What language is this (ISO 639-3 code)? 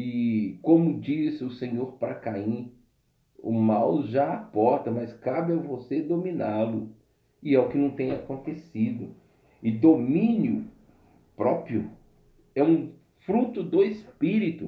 por